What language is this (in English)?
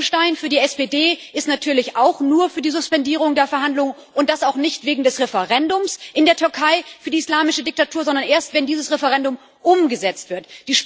German